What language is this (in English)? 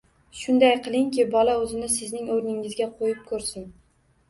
Uzbek